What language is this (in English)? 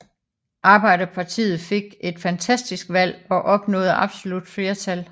Danish